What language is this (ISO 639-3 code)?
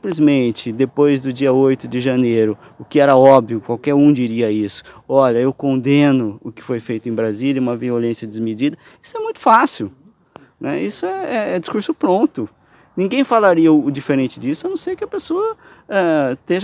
por